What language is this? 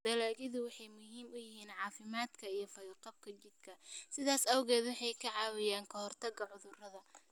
Somali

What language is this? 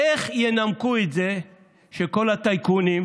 Hebrew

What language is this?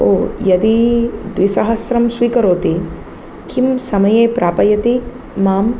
Sanskrit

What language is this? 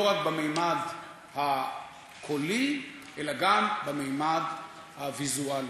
Hebrew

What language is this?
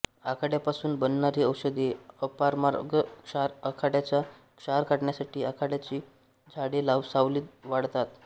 Marathi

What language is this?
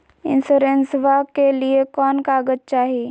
Magahi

